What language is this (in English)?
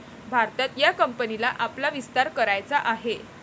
Marathi